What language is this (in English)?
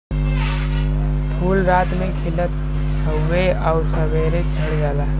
Bhojpuri